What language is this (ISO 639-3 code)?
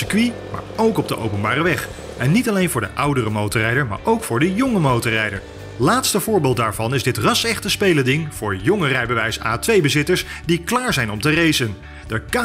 nld